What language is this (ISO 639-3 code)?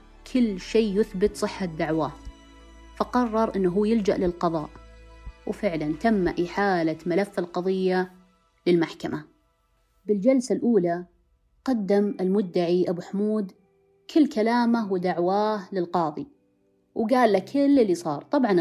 ara